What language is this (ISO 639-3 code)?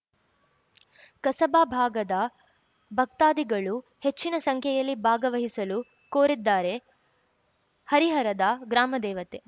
kan